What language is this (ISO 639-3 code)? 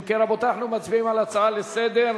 heb